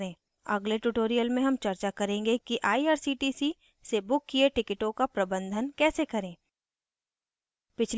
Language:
Hindi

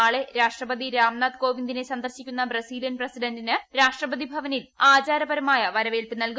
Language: Malayalam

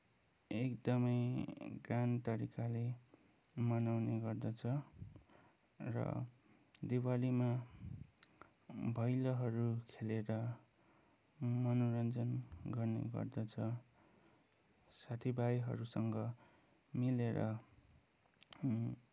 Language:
Nepali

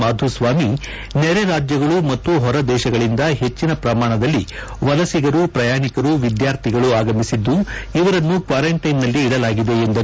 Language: Kannada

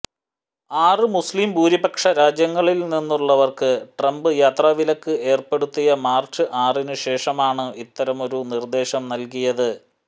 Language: Malayalam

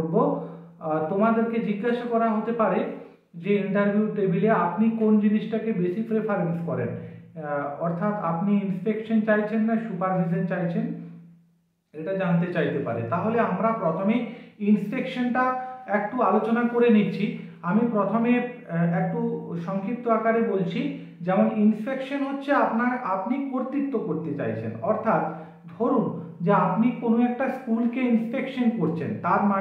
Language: Hindi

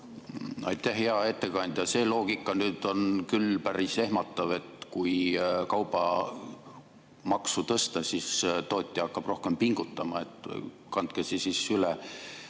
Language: Estonian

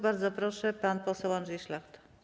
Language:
Polish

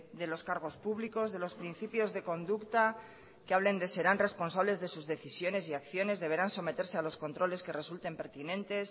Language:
Spanish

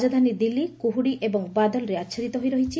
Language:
Odia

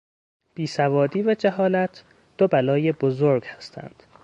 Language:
Persian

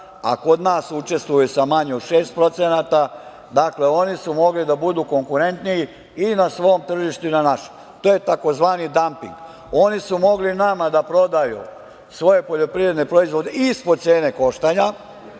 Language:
Serbian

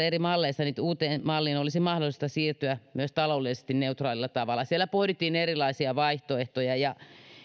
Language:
Finnish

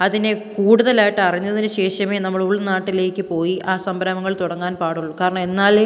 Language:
Malayalam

